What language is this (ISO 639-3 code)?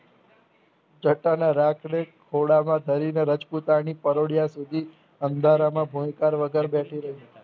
guj